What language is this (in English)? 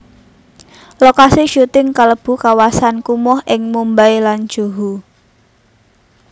Javanese